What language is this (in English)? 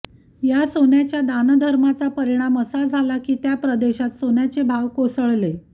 Marathi